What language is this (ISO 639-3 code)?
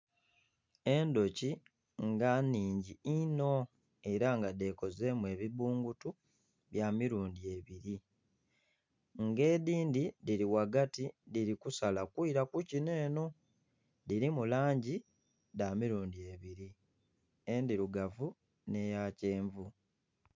xog